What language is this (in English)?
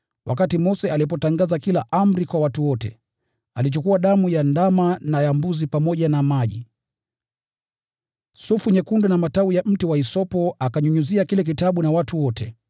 Swahili